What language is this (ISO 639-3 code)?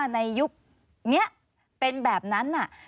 tha